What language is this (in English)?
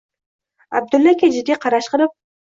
Uzbek